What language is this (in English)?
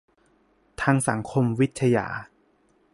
Thai